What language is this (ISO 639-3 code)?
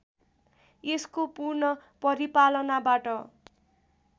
nep